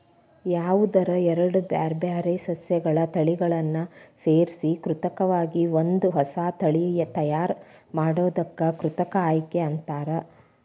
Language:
Kannada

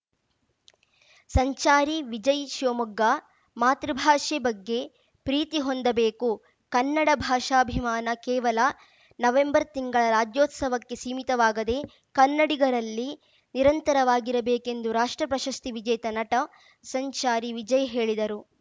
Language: Kannada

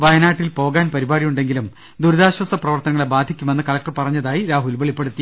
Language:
Malayalam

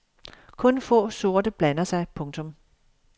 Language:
Danish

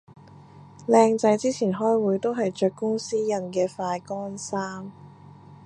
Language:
Cantonese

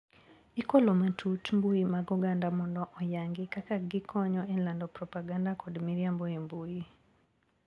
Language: Luo (Kenya and Tanzania)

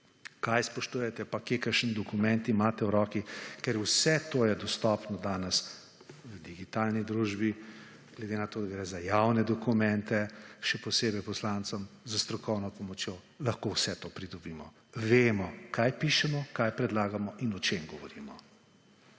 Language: Slovenian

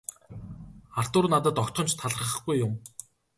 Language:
Mongolian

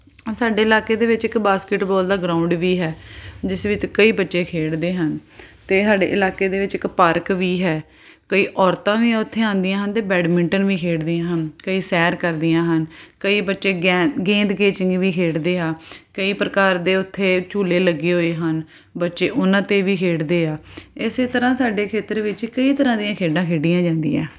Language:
Punjabi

